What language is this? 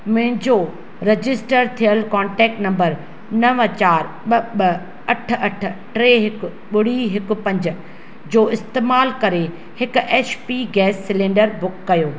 Sindhi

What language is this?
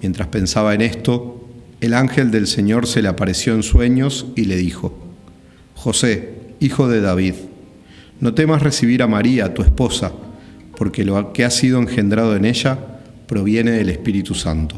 Spanish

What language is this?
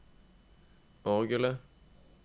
Norwegian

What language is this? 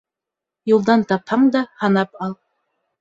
Bashkir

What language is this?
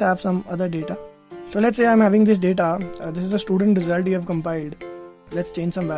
English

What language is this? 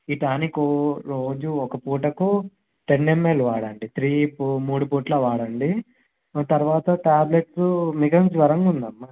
Telugu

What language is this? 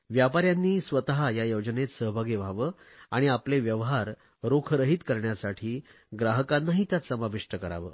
Marathi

